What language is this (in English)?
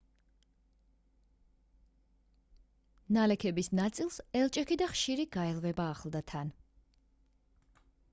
Georgian